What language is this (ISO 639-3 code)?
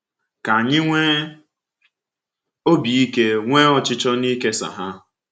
ibo